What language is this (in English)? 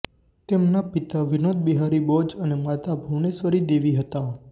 Gujarati